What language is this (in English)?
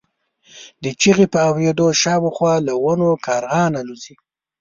Pashto